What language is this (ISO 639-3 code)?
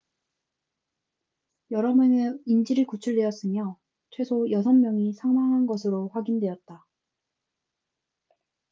kor